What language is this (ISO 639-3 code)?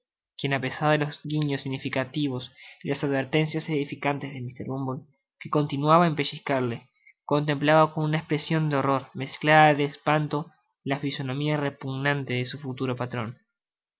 spa